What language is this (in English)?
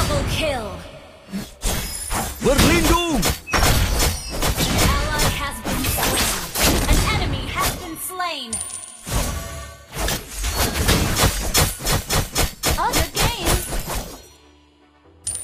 Indonesian